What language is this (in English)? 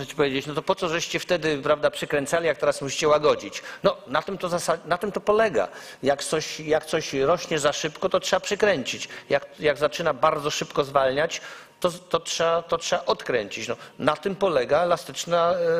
Polish